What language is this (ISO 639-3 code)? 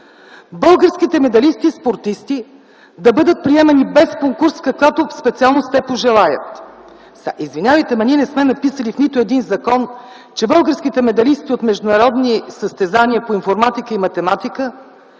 bul